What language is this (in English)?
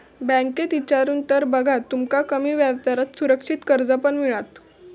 Marathi